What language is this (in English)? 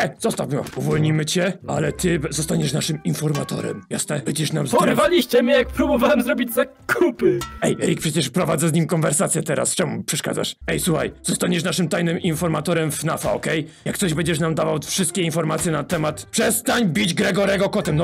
Polish